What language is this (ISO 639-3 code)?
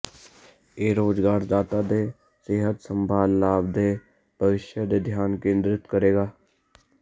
pan